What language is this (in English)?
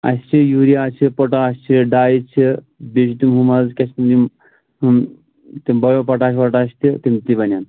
Kashmiri